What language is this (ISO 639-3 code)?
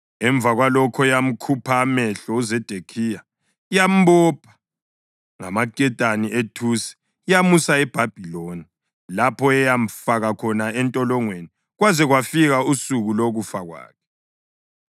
nde